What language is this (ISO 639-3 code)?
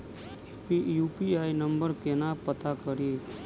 mai